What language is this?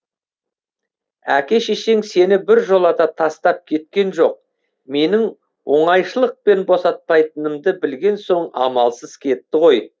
Kazakh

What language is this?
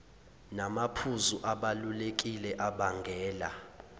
Zulu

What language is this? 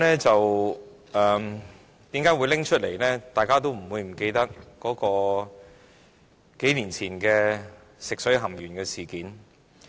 Cantonese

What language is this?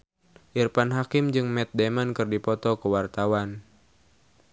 Sundanese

